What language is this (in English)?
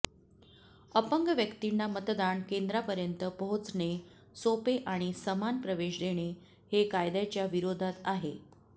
Marathi